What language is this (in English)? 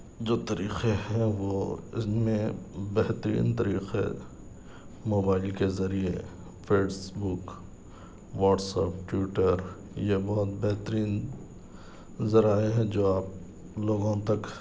Urdu